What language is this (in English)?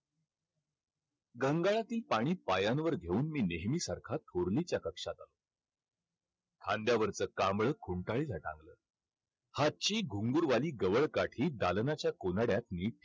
Marathi